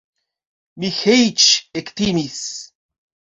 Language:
Esperanto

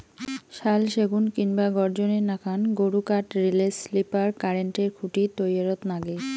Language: Bangla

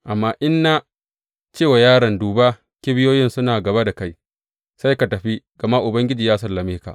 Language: Hausa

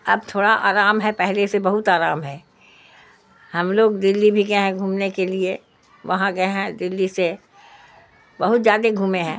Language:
Urdu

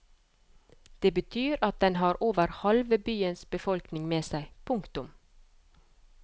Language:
Norwegian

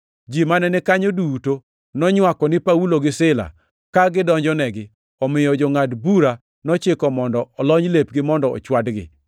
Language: Luo (Kenya and Tanzania)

